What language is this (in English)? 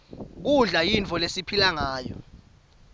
Swati